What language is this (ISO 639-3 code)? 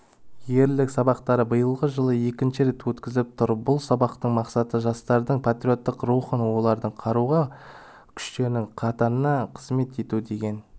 kaz